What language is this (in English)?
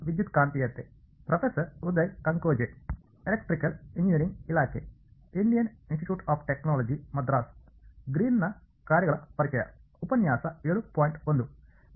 Kannada